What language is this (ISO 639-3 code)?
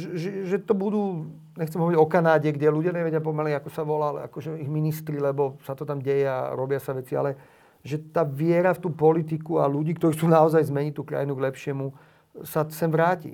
slk